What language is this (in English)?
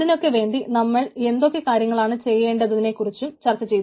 Malayalam